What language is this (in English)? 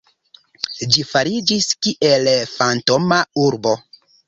Esperanto